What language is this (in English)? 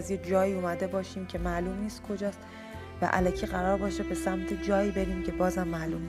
Persian